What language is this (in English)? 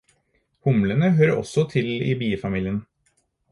Norwegian Bokmål